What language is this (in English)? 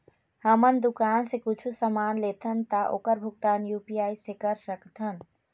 Chhattisgarhi